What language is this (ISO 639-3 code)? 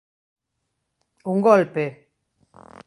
glg